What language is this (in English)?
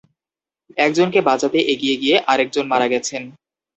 Bangla